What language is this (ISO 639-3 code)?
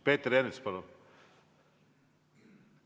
est